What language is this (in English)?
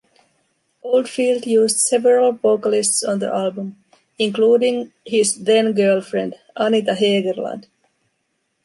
English